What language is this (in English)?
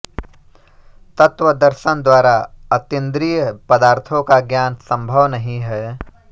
Hindi